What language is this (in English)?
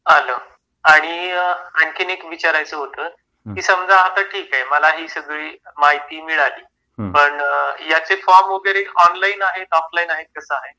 Marathi